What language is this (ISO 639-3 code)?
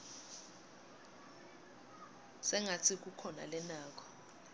ssw